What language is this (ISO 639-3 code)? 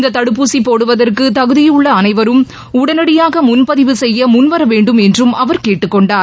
tam